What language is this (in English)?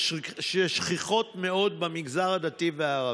Hebrew